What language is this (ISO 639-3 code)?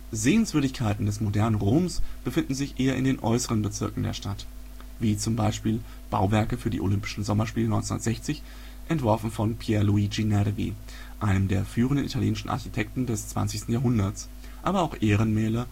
deu